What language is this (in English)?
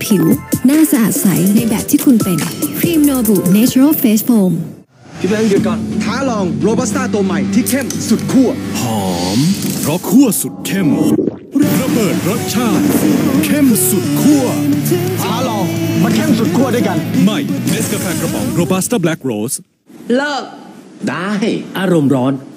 Thai